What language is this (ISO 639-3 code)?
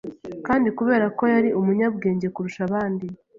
kin